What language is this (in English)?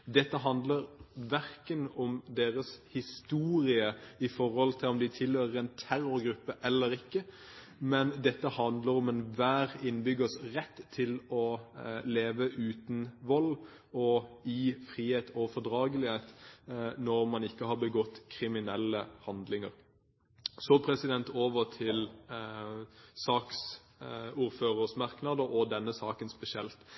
Norwegian Bokmål